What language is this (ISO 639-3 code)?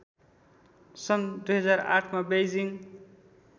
nep